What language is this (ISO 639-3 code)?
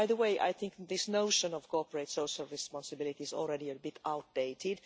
eng